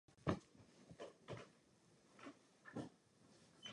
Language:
Czech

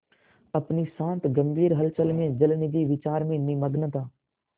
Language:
Hindi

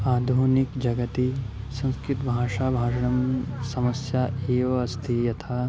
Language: Sanskrit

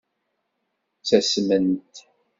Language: Kabyle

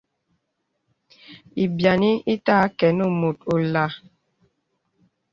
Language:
Bebele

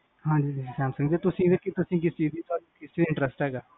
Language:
Punjabi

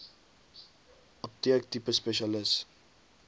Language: Afrikaans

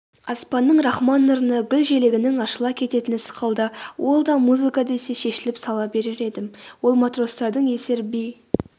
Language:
Kazakh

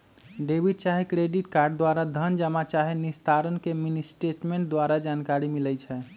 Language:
Magahi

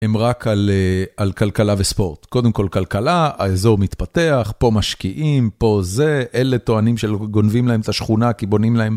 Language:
Hebrew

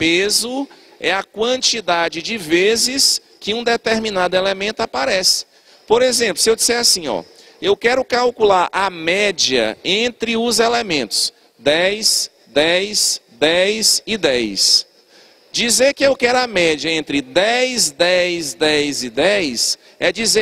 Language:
Portuguese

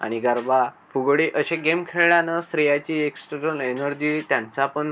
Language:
Marathi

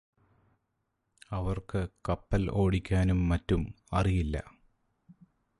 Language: Malayalam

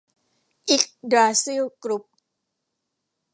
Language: Thai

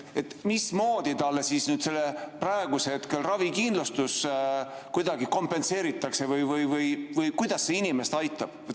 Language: Estonian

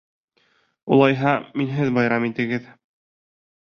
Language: Bashkir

